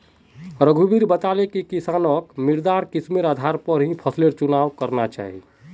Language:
Magahi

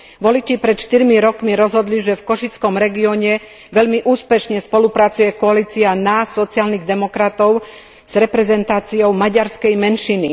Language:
Slovak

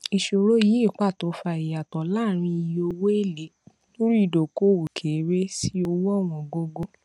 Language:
Yoruba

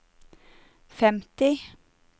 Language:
Norwegian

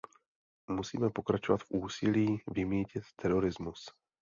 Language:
Czech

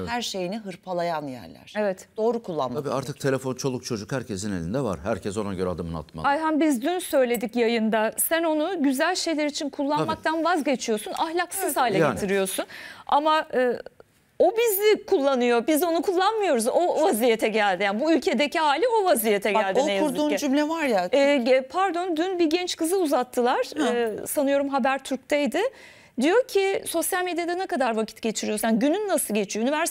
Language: Turkish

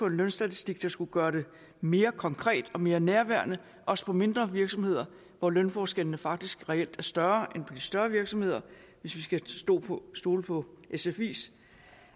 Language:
Danish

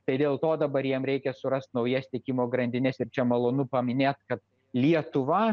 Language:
Lithuanian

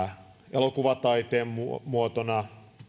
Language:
Finnish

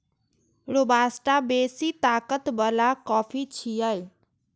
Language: Maithili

